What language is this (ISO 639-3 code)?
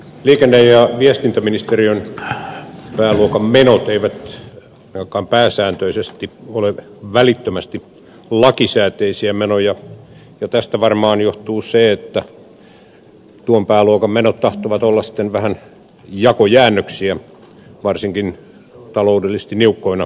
fin